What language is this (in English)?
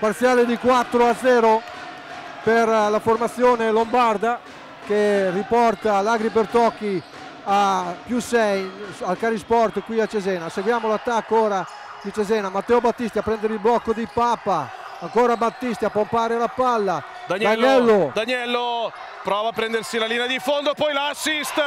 Italian